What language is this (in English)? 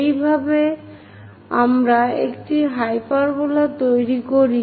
Bangla